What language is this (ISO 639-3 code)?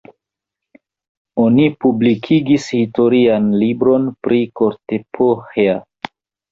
epo